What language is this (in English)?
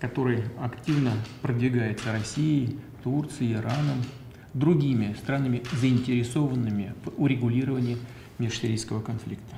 Russian